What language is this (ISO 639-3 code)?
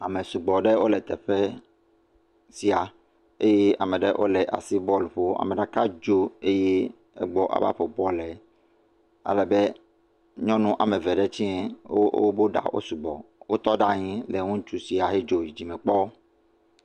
ewe